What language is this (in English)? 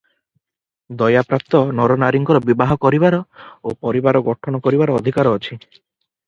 Odia